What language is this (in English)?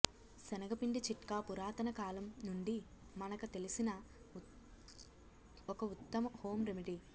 Telugu